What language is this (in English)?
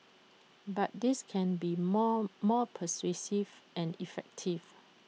English